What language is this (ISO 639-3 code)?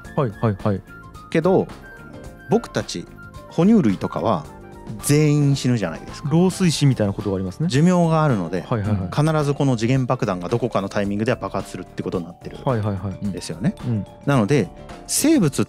jpn